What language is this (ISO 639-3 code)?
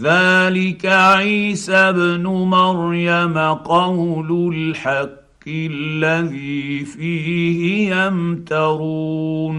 ara